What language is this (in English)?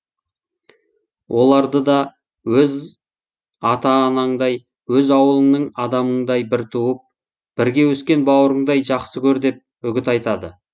Kazakh